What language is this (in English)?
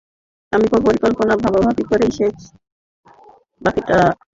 Bangla